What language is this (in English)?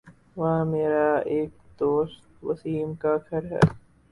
Urdu